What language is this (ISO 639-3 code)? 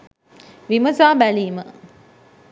sin